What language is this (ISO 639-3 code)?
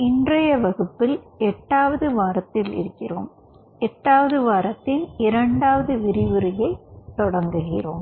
tam